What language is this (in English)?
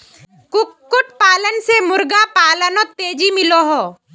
Magahi